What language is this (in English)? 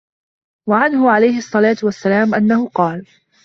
Arabic